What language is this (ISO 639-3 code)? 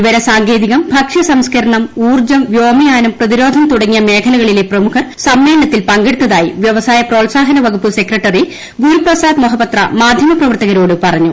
mal